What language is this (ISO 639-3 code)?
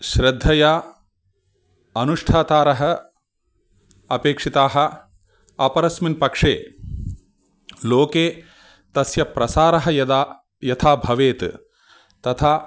san